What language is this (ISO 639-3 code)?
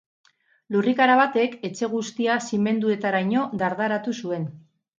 eus